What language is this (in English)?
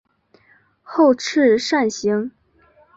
Chinese